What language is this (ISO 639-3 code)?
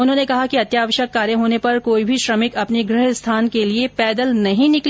hin